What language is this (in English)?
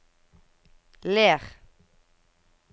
Norwegian